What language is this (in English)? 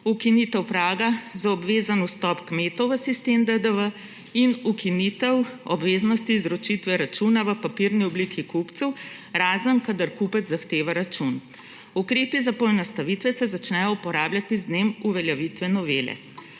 Slovenian